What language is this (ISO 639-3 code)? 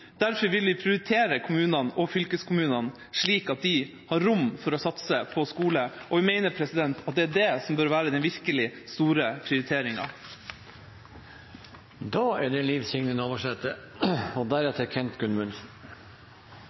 nor